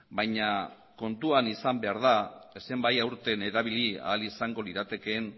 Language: Basque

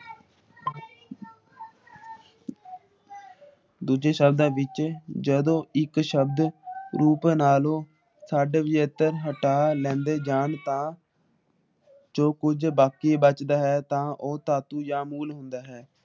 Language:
Punjabi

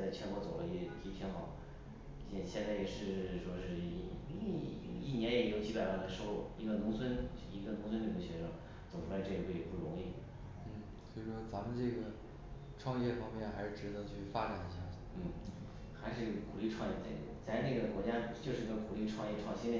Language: Chinese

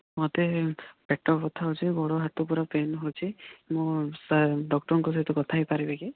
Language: Odia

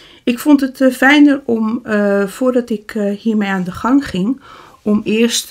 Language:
Dutch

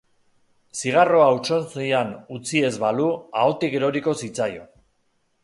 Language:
Basque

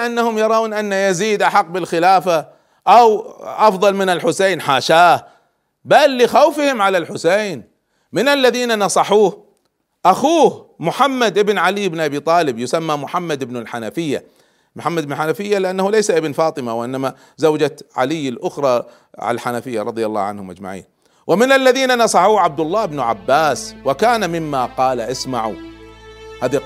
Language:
Arabic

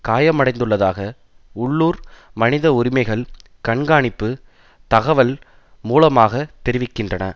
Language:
Tamil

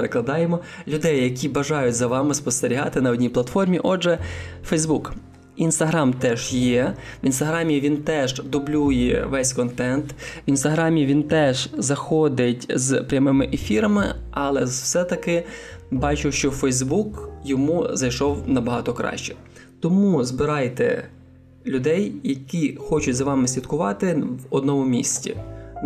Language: Ukrainian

